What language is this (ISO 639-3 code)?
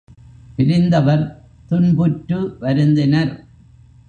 tam